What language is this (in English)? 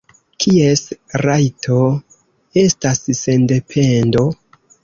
Esperanto